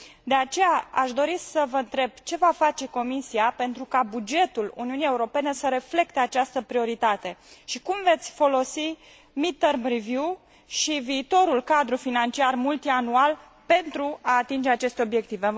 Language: Romanian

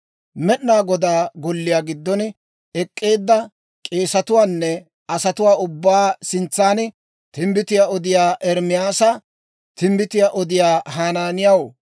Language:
Dawro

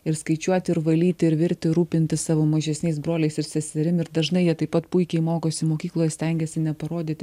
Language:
Lithuanian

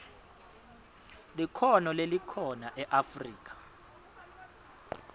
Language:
Swati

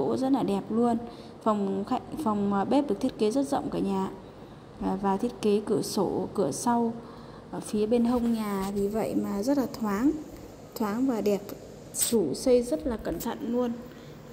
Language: Vietnamese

